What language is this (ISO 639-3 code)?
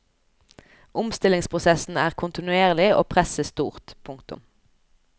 nor